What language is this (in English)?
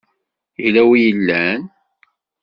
Kabyle